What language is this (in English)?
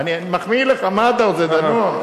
Hebrew